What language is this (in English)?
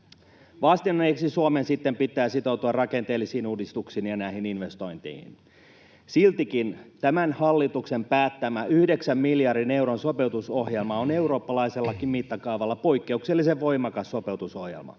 Finnish